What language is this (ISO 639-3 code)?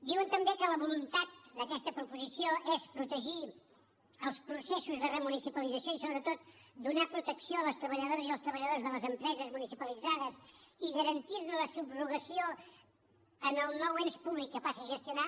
cat